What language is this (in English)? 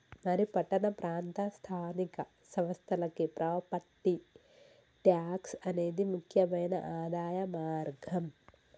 Telugu